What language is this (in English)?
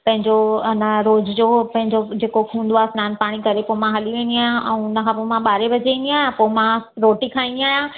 Sindhi